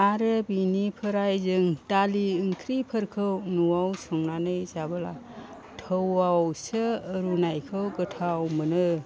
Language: Bodo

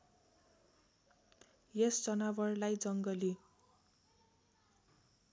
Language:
Nepali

